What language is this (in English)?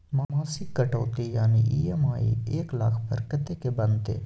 Maithili